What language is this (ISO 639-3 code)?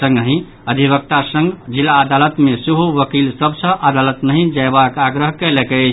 mai